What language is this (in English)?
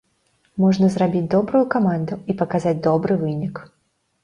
Belarusian